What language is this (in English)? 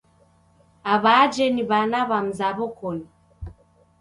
Taita